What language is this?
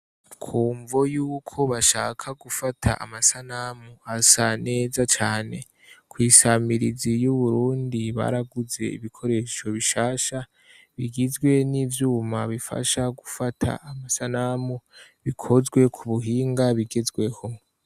Rundi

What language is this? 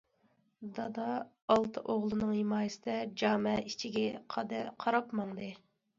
Uyghur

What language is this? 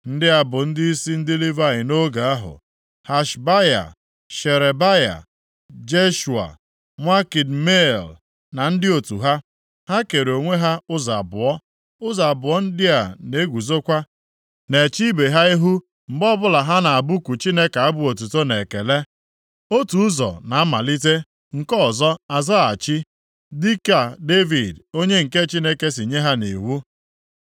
Igbo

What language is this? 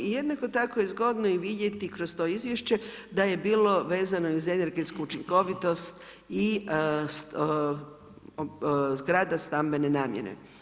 Croatian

